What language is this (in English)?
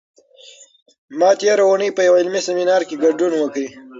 Pashto